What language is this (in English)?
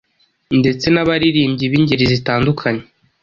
Kinyarwanda